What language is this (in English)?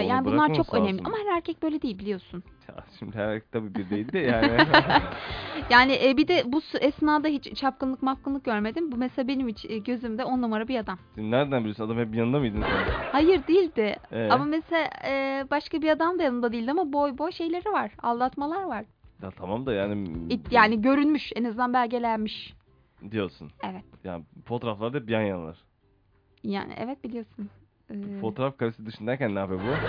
Turkish